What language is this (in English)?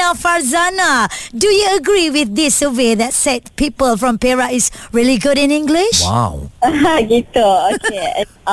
Malay